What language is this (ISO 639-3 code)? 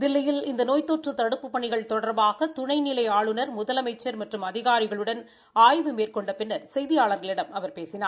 tam